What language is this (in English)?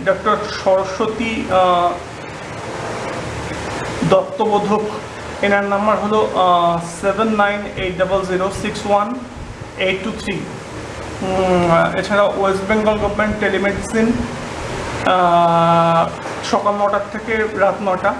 Bangla